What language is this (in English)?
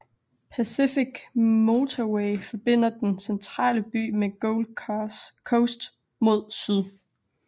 Danish